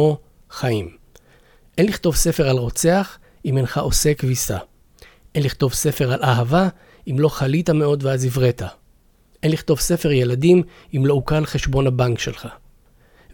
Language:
Hebrew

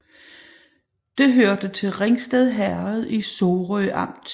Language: Danish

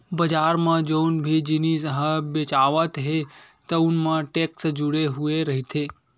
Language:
Chhattisgarhi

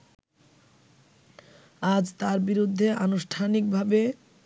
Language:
Bangla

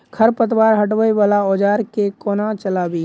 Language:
Maithili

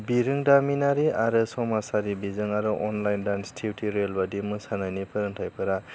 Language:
Bodo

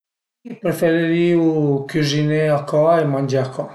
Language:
Piedmontese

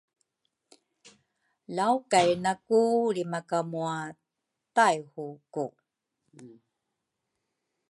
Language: Rukai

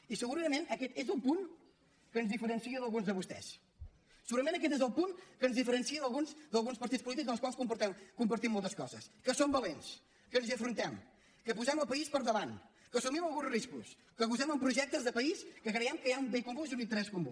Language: Catalan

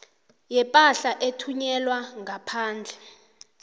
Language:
South Ndebele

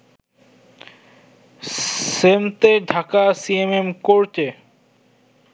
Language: Bangla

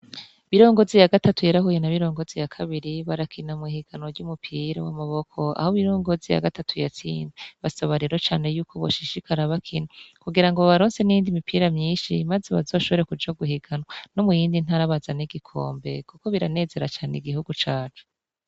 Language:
Rundi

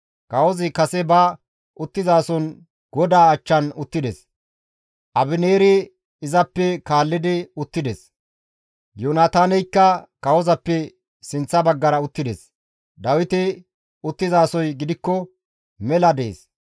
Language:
Gamo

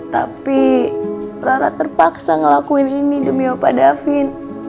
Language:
Indonesian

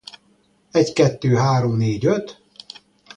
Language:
Hungarian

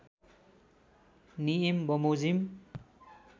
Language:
Nepali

